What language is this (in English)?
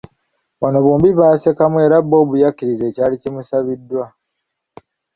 Ganda